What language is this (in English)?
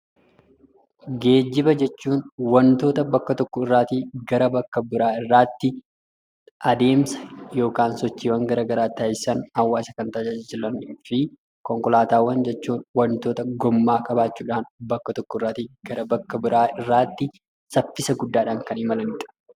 Oromo